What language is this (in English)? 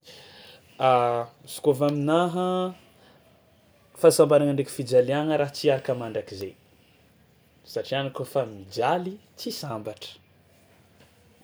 Tsimihety Malagasy